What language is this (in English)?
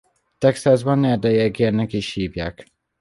Hungarian